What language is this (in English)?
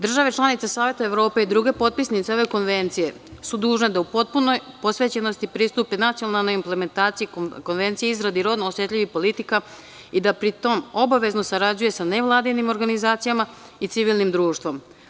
Serbian